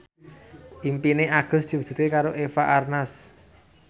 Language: Javanese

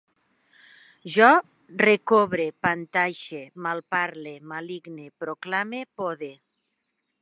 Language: Catalan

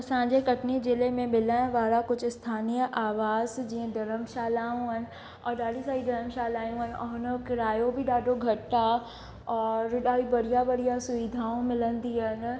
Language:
Sindhi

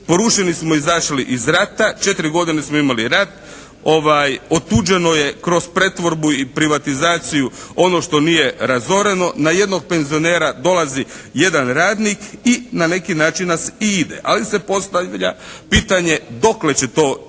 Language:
Croatian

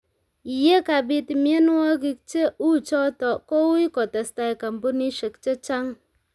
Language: Kalenjin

